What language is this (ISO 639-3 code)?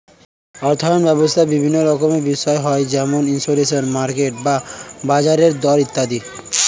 ben